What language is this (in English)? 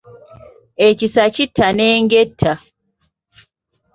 Ganda